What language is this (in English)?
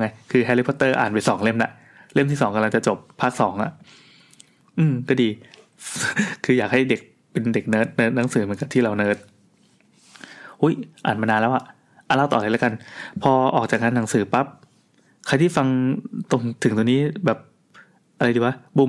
Thai